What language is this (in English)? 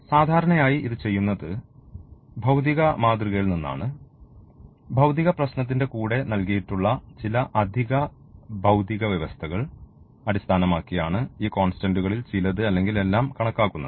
Malayalam